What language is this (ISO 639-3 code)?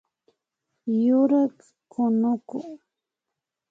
qvi